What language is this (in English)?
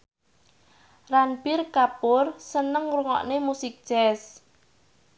Javanese